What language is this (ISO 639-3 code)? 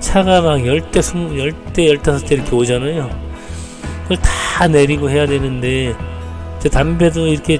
kor